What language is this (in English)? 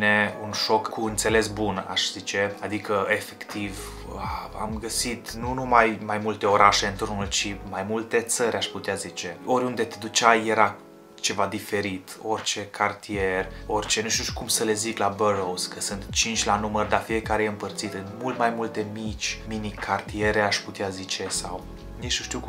Romanian